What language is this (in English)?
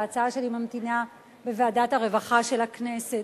Hebrew